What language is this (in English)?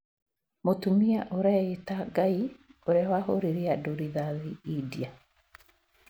Kikuyu